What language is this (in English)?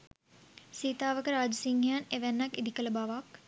Sinhala